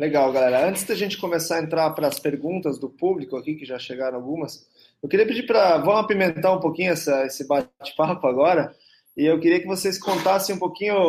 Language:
Portuguese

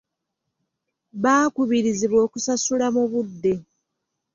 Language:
Ganda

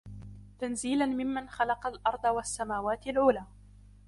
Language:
Arabic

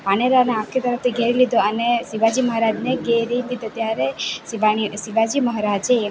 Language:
Gujarati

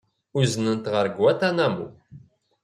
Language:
Kabyle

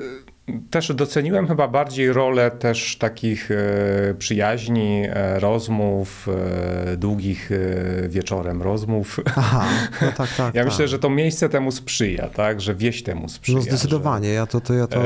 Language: Polish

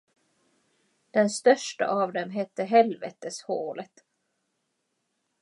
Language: Swedish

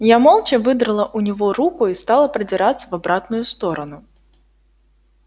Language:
Russian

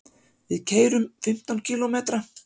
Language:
Icelandic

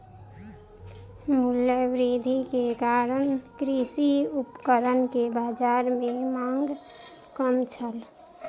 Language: Maithili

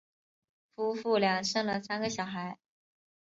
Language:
Chinese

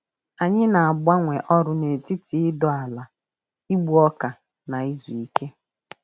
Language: Igbo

